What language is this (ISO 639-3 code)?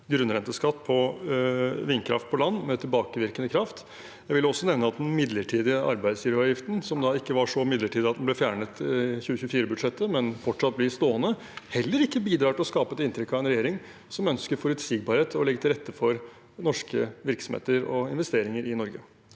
nor